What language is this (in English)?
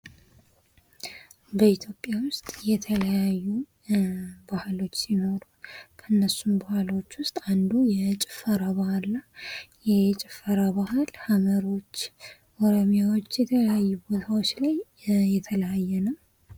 Amharic